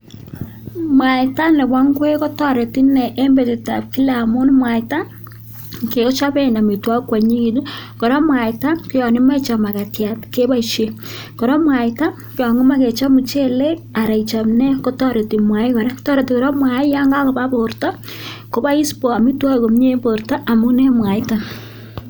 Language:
Kalenjin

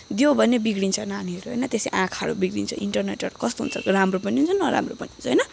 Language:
Nepali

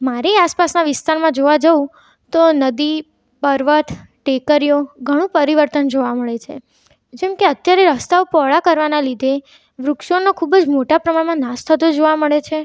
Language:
Gujarati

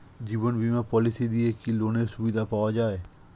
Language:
Bangla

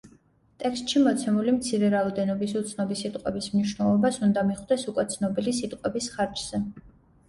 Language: Georgian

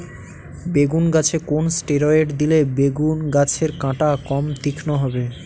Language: Bangla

